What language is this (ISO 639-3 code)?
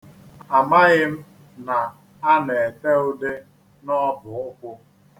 ibo